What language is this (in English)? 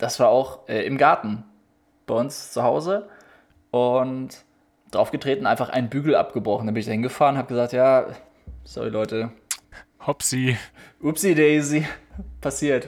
German